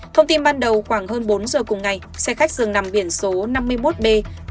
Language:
Vietnamese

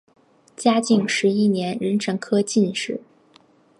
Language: Chinese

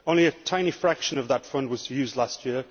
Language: English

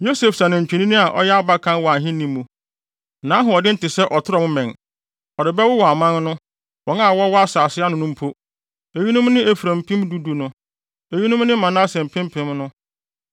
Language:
Akan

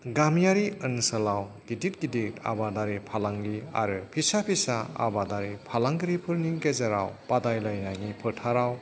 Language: Bodo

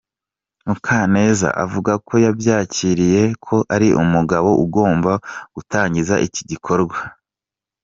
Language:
Kinyarwanda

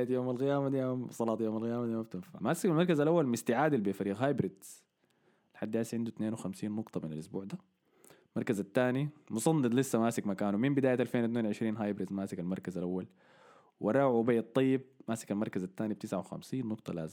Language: Arabic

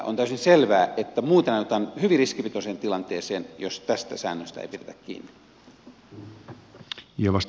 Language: Finnish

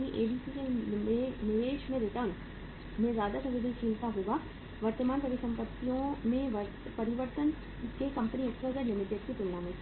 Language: Hindi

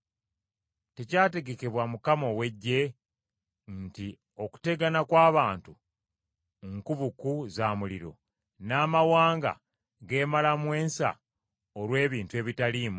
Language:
Ganda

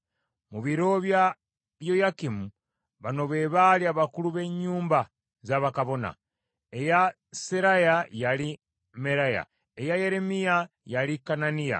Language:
Ganda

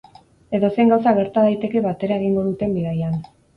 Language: Basque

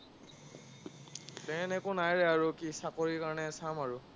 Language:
Assamese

